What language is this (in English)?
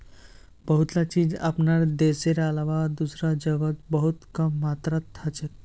Magahi